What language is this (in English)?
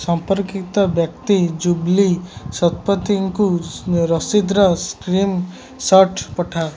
Odia